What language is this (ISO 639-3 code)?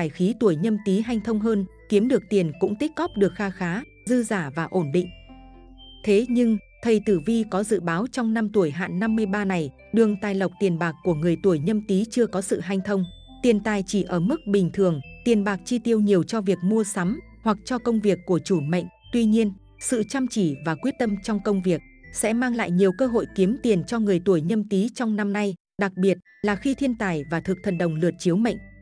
vie